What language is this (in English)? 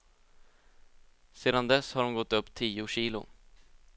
Swedish